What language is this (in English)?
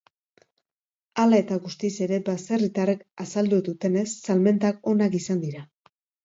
Basque